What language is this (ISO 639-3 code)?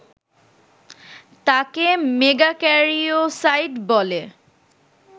ben